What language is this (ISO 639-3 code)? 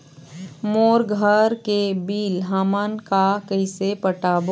hne